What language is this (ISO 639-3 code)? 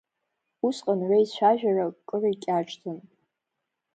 abk